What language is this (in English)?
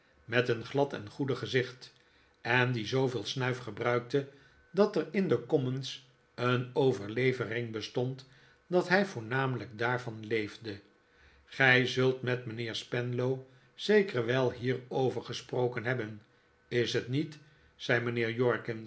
Dutch